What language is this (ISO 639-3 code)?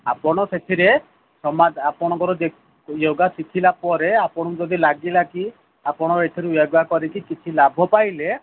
ori